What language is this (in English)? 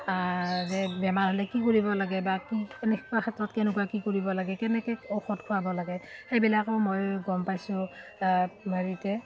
Assamese